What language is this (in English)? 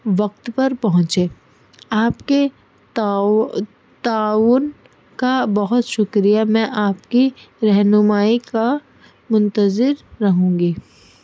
Urdu